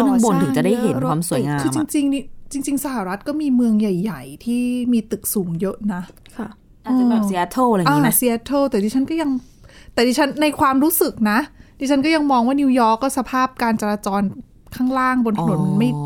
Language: Thai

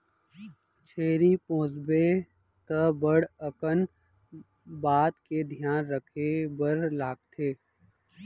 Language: Chhattisgarhi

